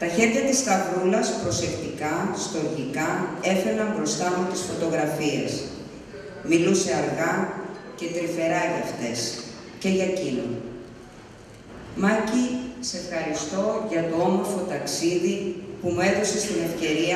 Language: Greek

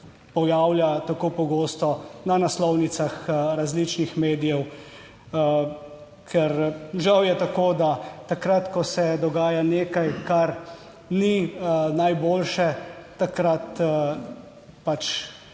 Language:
Slovenian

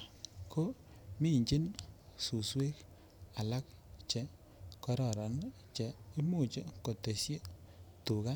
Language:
Kalenjin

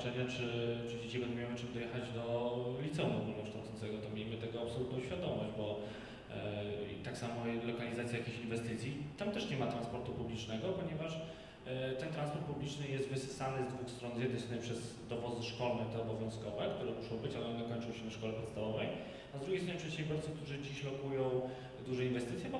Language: Polish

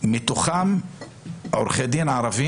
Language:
Hebrew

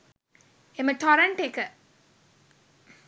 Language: Sinhala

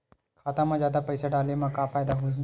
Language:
Chhattisgarhi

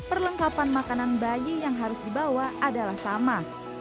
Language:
Indonesian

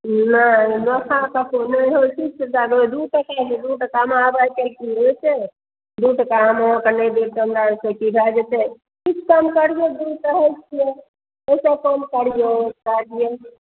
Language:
Maithili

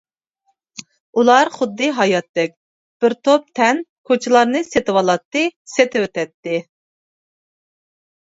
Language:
Uyghur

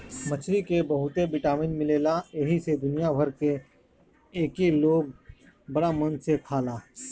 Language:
Bhojpuri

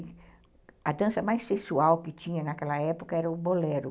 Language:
Portuguese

